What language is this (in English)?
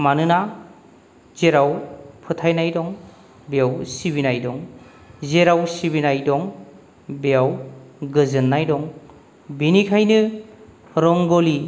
Bodo